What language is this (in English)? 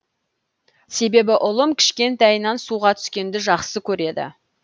Kazakh